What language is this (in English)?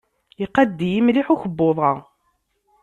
Kabyle